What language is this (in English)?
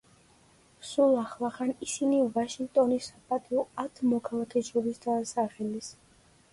Georgian